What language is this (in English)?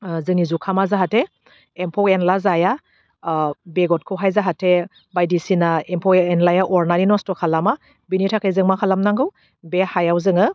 Bodo